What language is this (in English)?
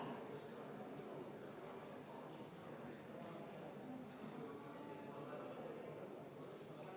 Estonian